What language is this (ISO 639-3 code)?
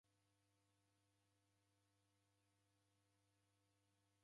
dav